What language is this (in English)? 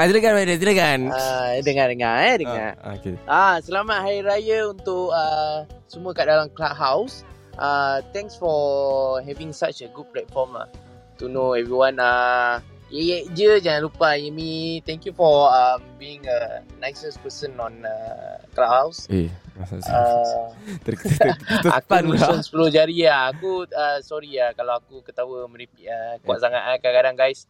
Malay